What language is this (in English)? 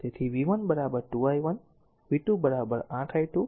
Gujarati